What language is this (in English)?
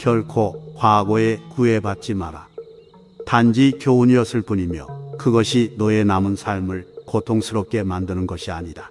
Korean